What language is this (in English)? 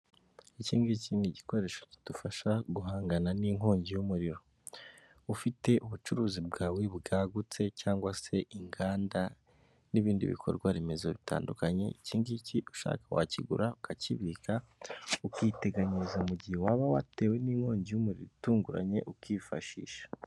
Kinyarwanda